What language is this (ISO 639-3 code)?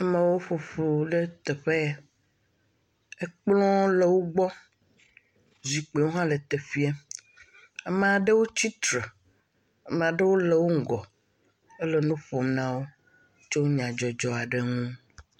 ewe